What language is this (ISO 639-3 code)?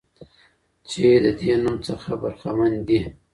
pus